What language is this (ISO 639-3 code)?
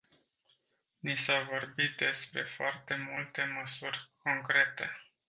ron